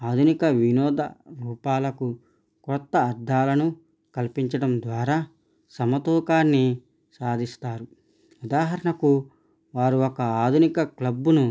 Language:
Telugu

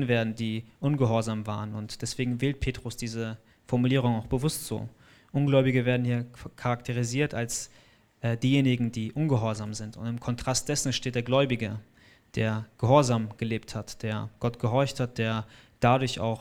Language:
German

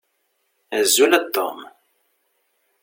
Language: Kabyle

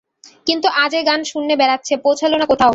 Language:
Bangla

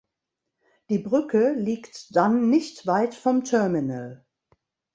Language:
German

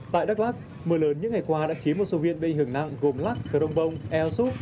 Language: Vietnamese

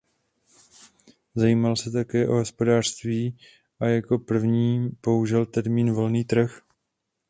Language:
Czech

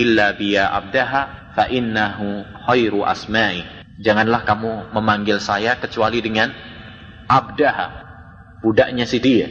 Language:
Indonesian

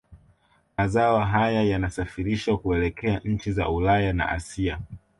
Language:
Swahili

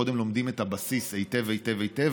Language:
Hebrew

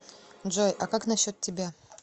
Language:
Russian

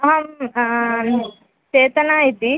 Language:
Sanskrit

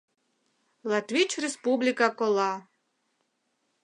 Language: Mari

